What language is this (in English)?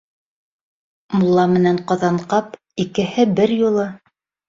Bashkir